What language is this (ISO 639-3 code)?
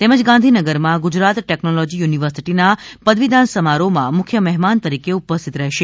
guj